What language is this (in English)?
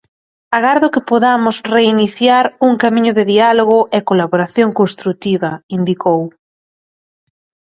Galician